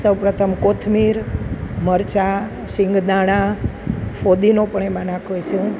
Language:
Gujarati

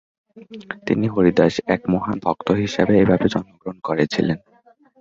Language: Bangla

